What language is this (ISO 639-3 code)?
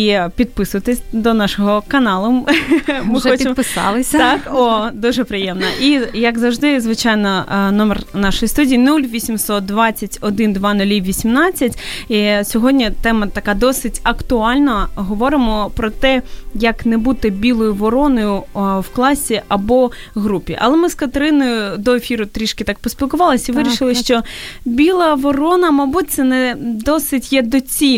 ukr